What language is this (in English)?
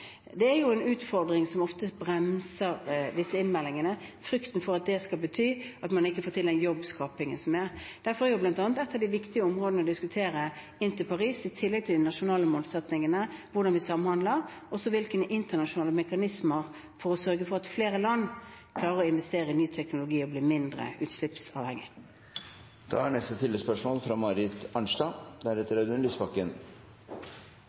Norwegian